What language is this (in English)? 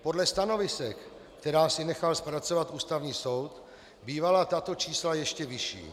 Czech